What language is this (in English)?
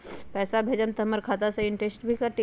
Magahi